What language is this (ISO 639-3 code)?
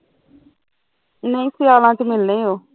pan